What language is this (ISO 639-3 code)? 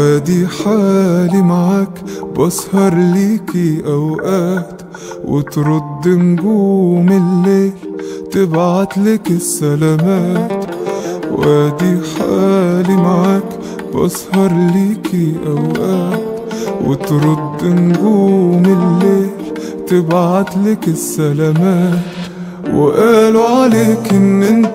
ara